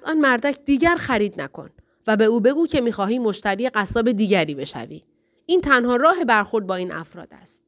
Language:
Persian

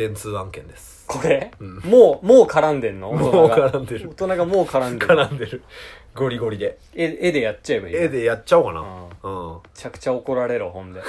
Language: Japanese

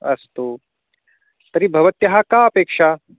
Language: Sanskrit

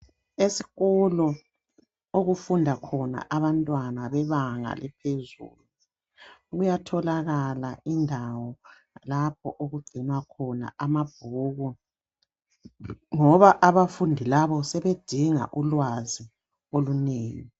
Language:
North Ndebele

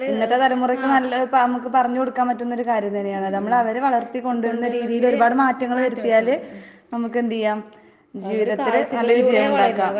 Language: Malayalam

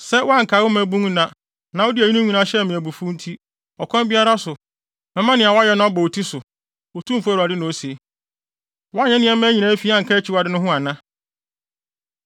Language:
Akan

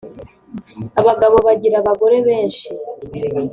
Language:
Kinyarwanda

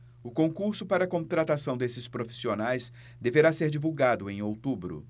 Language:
Portuguese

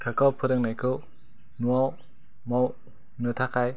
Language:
Bodo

